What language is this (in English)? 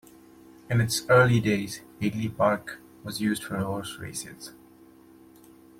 English